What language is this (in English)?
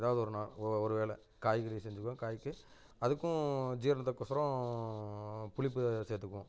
Tamil